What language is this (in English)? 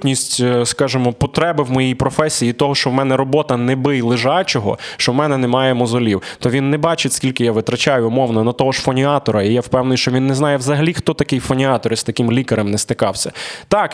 Ukrainian